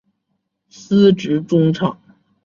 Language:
Chinese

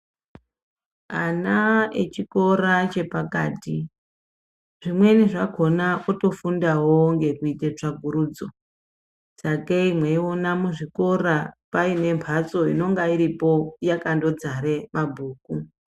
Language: Ndau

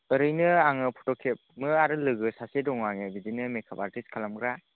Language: Bodo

